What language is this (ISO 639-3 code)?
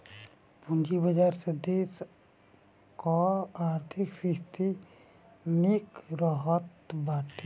bho